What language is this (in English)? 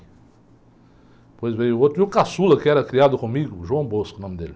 Portuguese